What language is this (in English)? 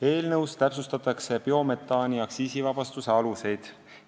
Estonian